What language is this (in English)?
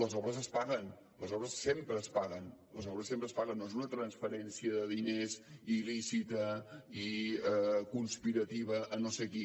Catalan